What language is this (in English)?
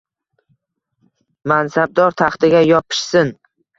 Uzbek